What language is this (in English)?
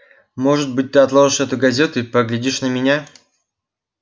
Russian